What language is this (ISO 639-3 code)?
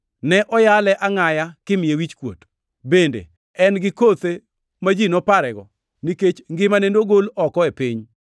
luo